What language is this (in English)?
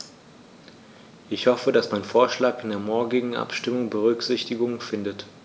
German